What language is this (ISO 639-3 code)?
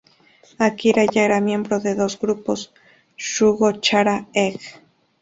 spa